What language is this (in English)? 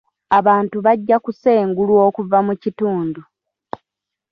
Ganda